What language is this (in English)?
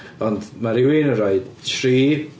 Welsh